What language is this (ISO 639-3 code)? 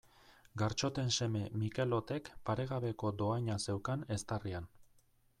eus